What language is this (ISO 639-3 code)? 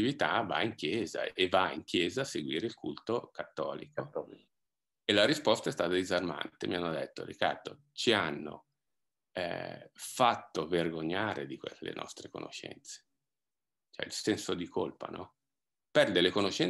ita